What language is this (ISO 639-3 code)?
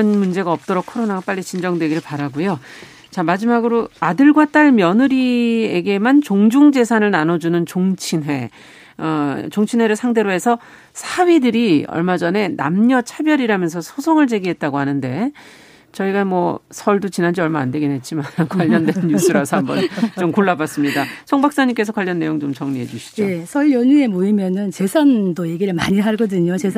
kor